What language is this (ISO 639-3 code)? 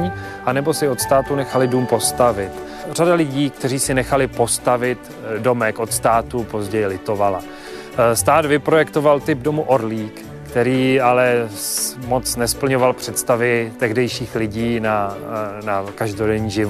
ces